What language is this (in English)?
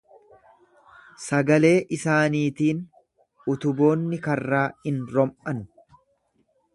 Oromo